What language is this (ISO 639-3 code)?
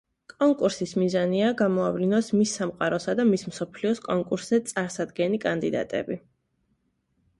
kat